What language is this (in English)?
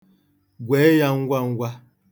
Igbo